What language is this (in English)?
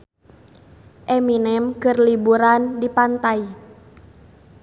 Sundanese